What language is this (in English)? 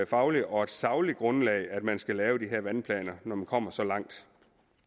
Danish